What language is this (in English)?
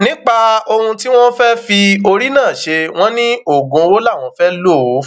Yoruba